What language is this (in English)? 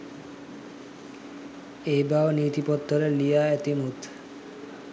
Sinhala